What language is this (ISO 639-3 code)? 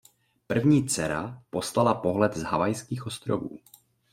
ces